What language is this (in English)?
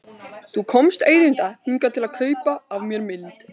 Icelandic